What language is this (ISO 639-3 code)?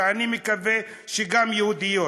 heb